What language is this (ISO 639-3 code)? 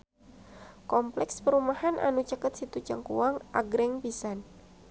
sun